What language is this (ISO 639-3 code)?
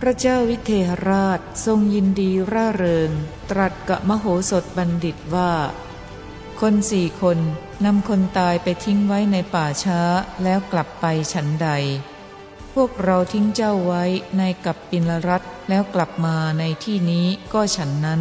tha